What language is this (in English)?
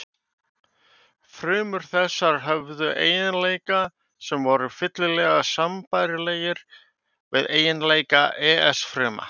Icelandic